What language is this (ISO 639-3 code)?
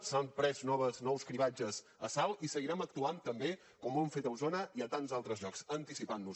cat